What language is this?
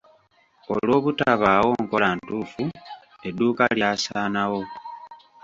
Ganda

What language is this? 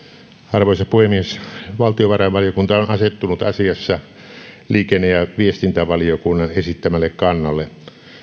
Finnish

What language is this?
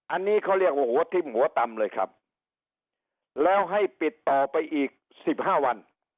Thai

